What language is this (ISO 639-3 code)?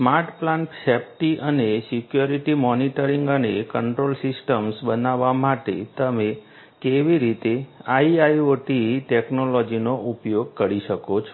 guj